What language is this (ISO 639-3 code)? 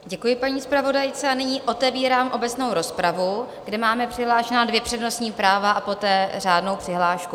ces